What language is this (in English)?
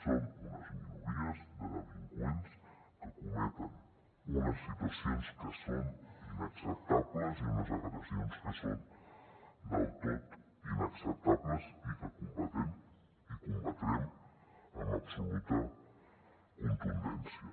Catalan